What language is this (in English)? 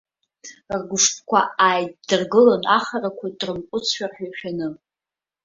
Abkhazian